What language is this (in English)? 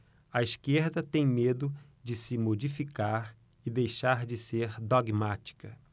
Portuguese